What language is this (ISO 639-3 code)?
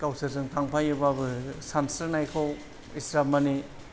brx